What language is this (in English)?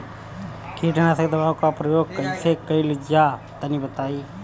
Bhojpuri